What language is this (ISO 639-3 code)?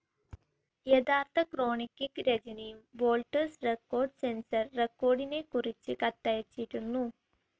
mal